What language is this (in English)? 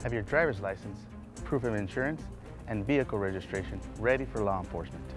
English